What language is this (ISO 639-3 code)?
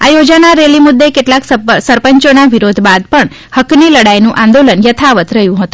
guj